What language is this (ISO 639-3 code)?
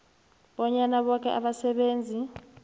nbl